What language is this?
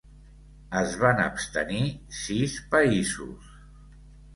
Catalan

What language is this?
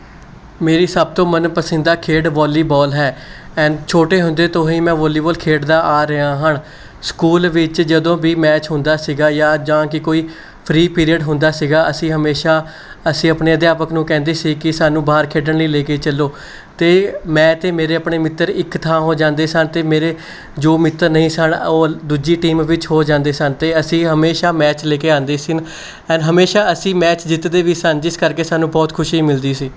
Punjabi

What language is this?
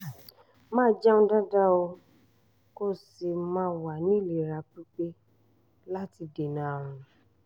Yoruba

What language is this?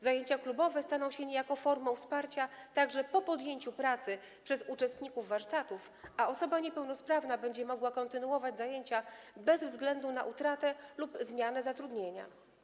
Polish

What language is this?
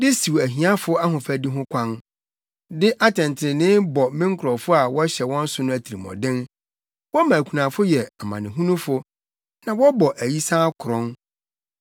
Akan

